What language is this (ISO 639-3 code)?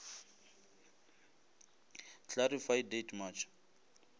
nso